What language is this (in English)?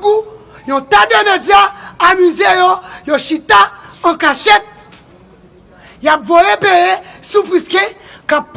French